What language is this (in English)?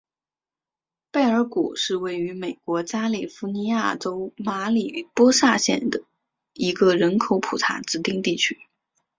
Chinese